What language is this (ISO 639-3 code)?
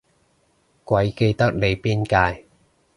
yue